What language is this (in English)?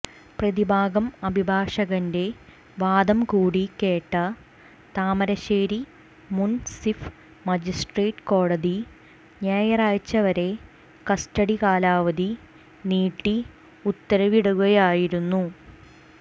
Malayalam